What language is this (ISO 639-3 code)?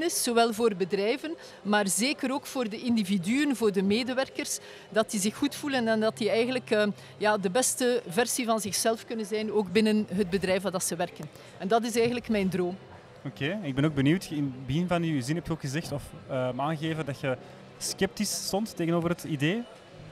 nld